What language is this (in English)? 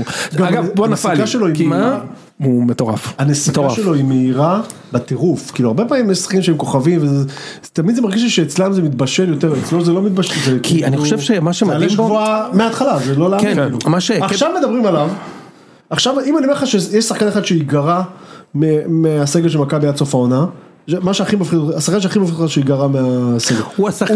Hebrew